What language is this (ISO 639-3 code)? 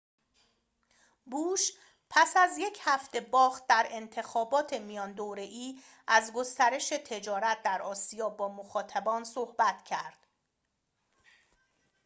fas